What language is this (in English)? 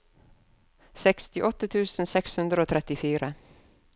Norwegian